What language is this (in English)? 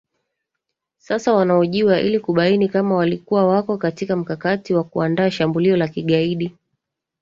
Swahili